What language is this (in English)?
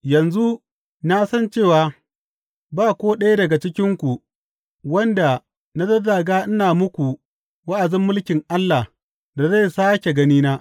Hausa